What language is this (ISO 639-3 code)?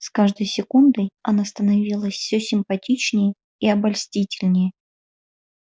rus